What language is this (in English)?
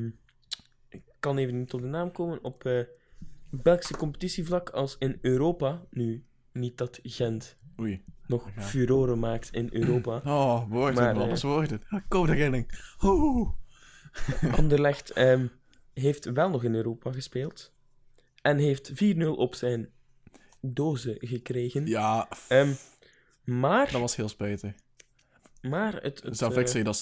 Dutch